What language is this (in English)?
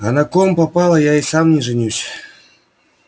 Russian